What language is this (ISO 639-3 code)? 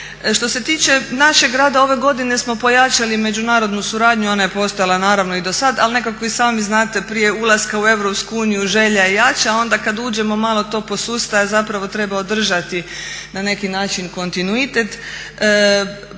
hrv